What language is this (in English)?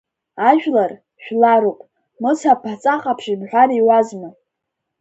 Abkhazian